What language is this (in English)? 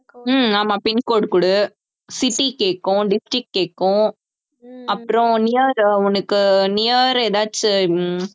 Tamil